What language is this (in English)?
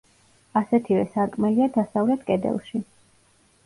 Georgian